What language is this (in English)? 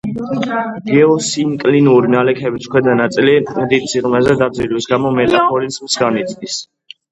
Georgian